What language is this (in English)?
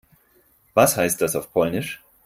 German